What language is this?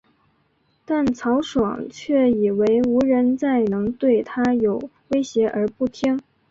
Chinese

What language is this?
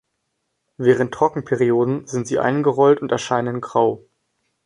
German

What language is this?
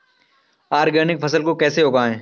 Hindi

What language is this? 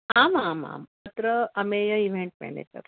Sanskrit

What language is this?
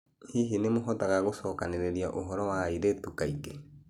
Kikuyu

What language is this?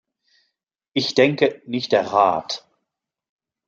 German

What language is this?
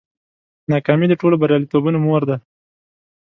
Pashto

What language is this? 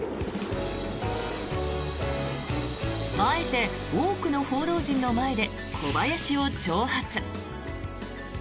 Japanese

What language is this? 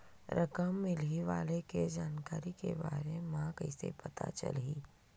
Chhattisgarhi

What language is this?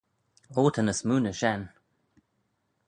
Manx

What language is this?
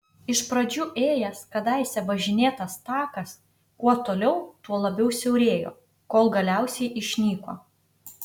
Lithuanian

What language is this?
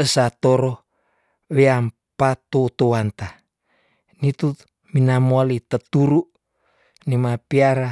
Tondano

